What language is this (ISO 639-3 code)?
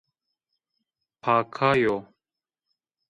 zza